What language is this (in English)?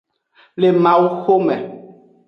Aja (Benin)